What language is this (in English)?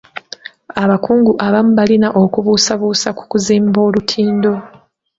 Ganda